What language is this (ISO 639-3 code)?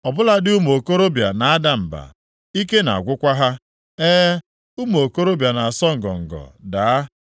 ibo